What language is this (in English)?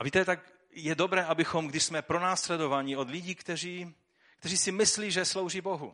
Czech